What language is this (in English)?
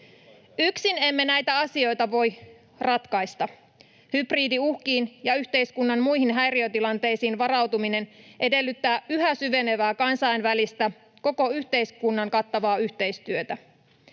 Finnish